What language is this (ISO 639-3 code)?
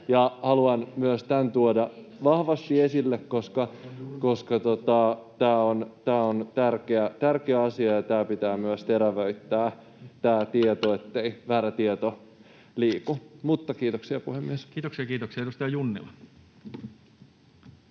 fin